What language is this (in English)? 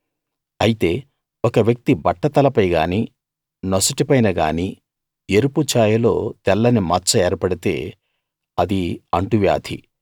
Telugu